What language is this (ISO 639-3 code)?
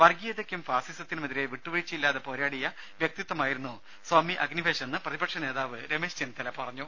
mal